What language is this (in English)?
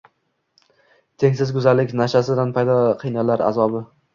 Uzbek